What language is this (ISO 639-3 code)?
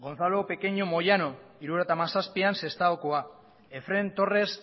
eus